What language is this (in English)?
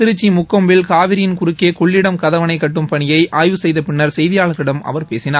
Tamil